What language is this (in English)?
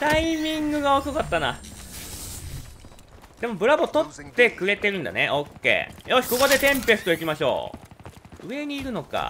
Japanese